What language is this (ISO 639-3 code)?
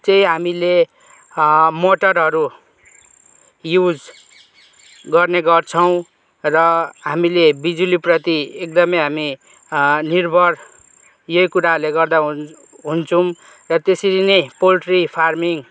nep